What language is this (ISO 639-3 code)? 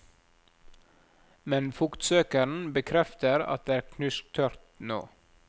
nor